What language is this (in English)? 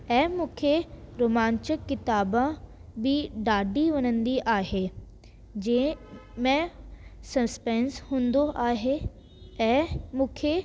Sindhi